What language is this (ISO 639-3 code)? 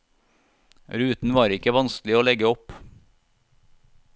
nor